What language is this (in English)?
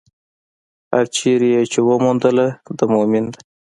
Pashto